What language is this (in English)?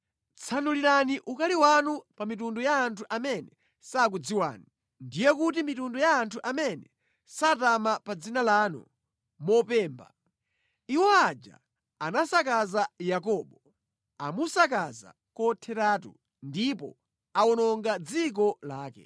Nyanja